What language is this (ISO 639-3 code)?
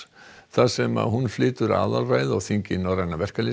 isl